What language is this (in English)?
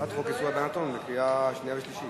Hebrew